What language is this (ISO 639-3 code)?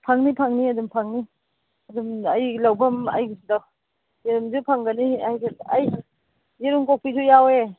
mni